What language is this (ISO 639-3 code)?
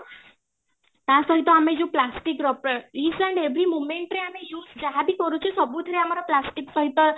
ori